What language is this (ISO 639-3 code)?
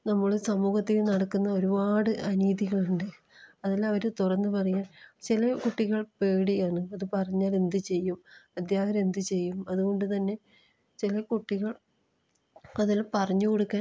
mal